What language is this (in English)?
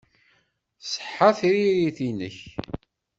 Kabyle